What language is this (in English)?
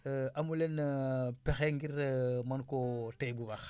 Wolof